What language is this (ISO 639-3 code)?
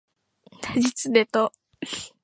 yor